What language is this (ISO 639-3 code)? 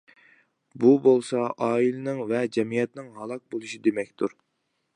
uig